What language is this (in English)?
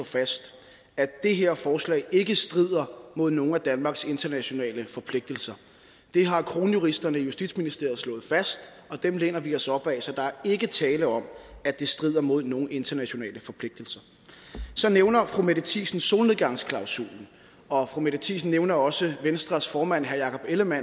Danish